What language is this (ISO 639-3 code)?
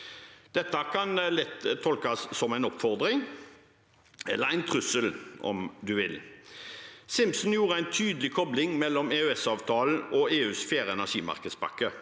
nor